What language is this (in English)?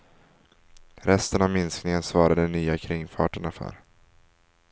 Swedish